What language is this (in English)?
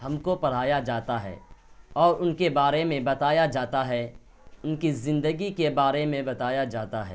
Urdu